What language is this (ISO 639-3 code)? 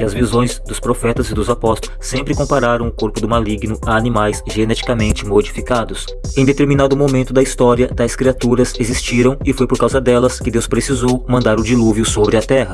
por